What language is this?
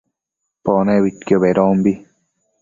Matsés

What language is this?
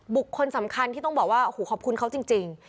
Thai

